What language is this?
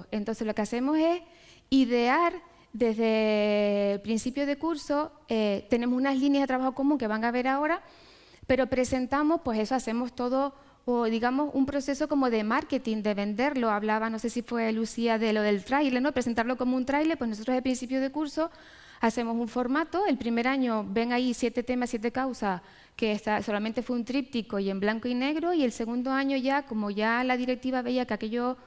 Spanish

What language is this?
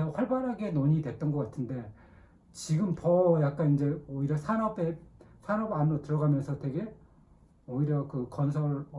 Korean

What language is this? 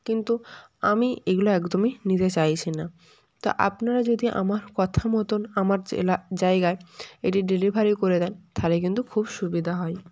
Bangla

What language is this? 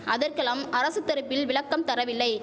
Tamil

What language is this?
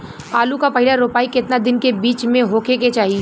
Bhojpuri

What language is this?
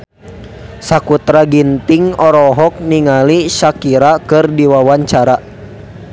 Sundanese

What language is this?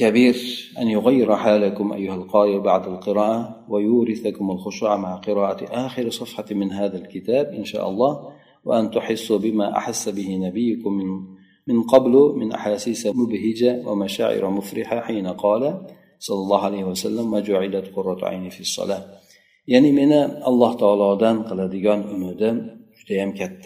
Bulgarian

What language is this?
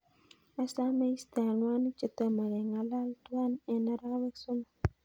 Kalenjin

